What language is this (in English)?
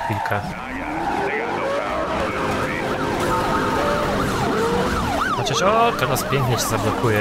Polish